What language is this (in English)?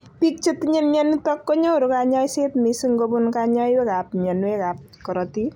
Kalenjin